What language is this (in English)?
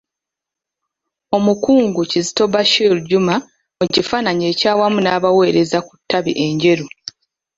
Ganda